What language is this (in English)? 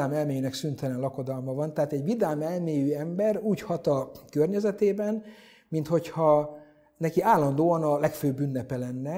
Hungarian